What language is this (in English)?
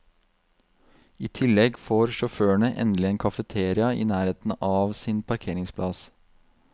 Norwegian